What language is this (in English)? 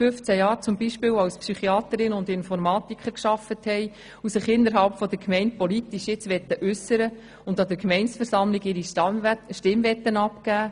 Swiss German